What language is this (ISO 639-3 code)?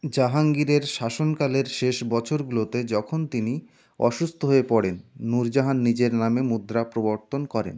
ben